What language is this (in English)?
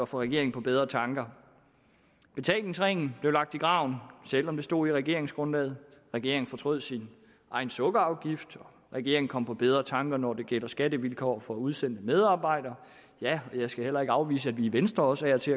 Danish